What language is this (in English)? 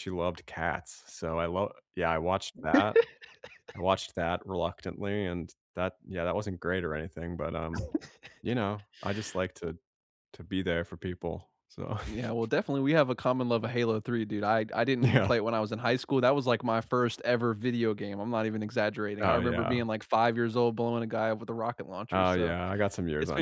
English